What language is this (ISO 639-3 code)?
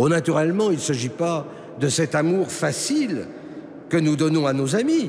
fra